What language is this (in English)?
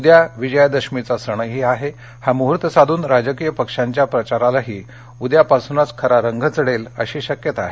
Marathi